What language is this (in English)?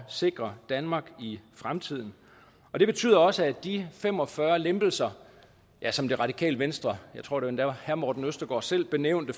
Danish